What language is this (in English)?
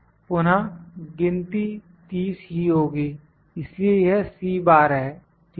Hindi